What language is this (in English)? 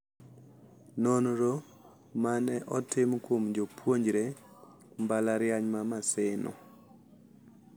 Luo (Kenya and Tanzania)